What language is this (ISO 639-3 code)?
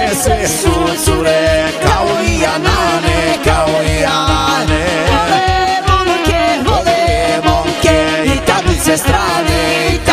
bul